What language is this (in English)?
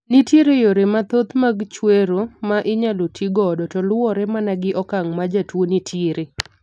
Luo (Kenya and Tanzania)